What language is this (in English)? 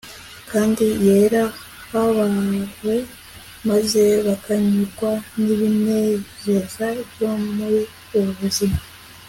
Kinyarwanda